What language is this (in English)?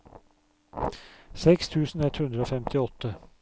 Norwegian